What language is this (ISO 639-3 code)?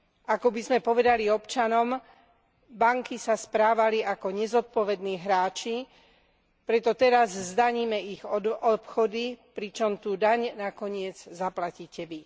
slk